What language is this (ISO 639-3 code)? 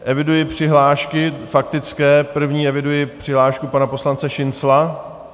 ces